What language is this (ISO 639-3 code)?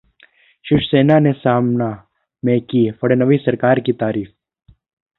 hin